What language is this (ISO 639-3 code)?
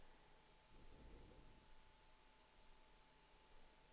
swe